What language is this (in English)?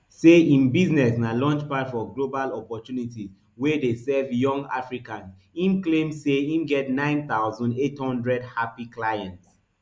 Nigerian Pidgin